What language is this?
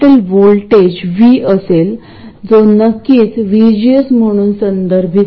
Marathi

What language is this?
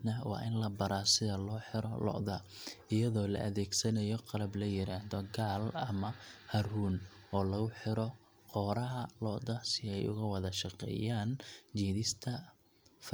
Somali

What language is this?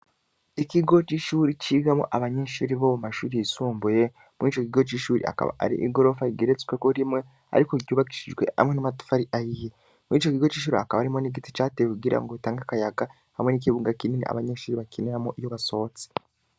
Rundi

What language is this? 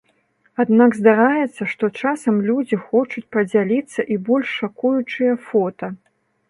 Belarusian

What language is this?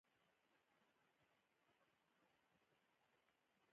Pashto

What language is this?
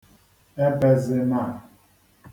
Igbo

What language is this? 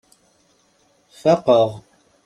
Kabyle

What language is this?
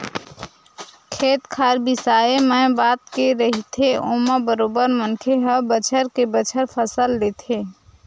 Chhattisgarhi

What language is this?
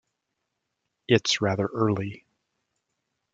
English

